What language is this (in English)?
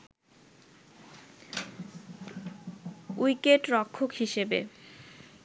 Bangla